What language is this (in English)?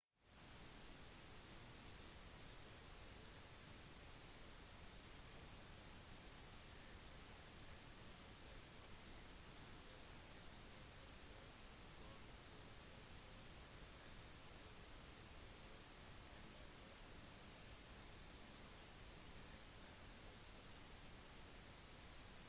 Norwegian Bokmål